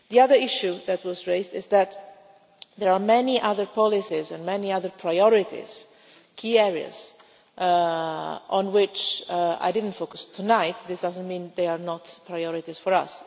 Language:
English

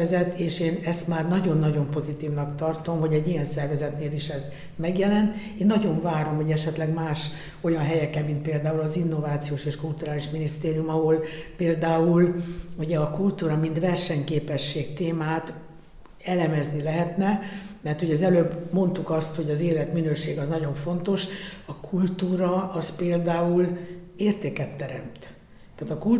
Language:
Hungarian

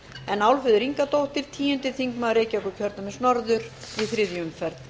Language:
Icelandic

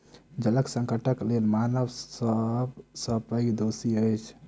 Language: Maithili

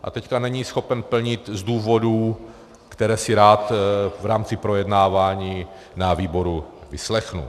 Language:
Czech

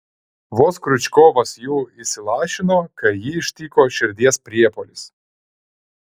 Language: Lithuanian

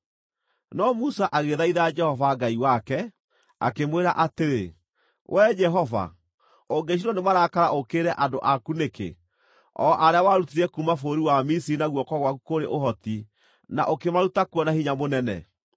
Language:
Kikuyu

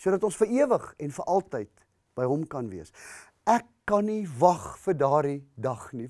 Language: Dutch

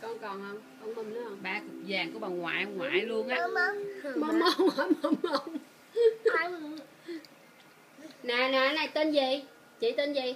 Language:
Vietnamese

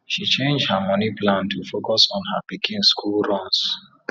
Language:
Nigerian Pidgin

